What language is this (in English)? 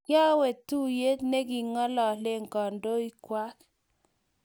Kalenjin